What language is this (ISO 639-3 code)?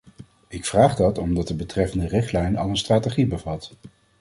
nld